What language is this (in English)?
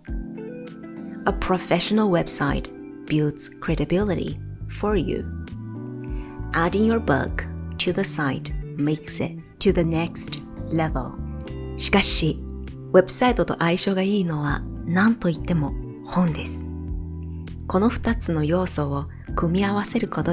Japanese